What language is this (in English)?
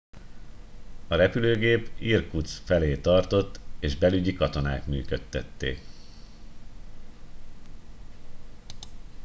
Hungarian